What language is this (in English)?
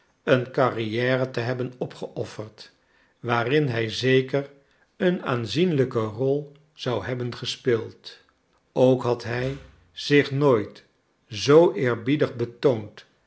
Dutch